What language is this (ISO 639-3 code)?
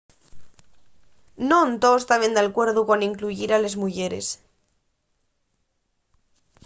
ast